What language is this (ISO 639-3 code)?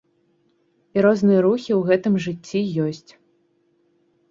bel